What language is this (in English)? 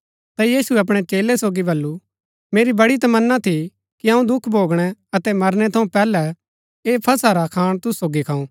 Gaddi